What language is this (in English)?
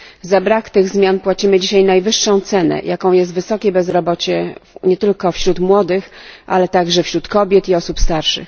Polish